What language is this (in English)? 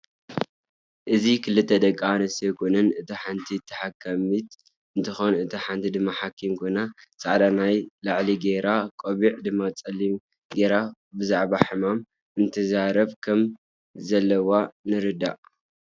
Tigrinya